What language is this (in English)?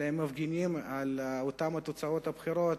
Hebrew